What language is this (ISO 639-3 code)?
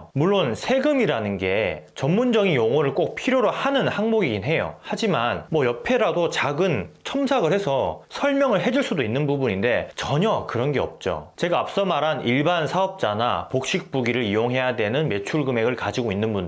kor